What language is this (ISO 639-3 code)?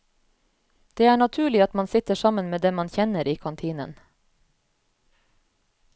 nor